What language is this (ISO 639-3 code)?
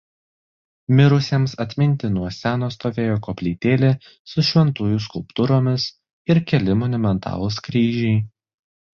lit